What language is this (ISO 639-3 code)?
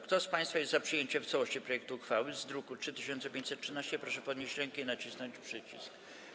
pol